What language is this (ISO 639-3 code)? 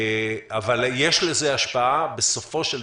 heb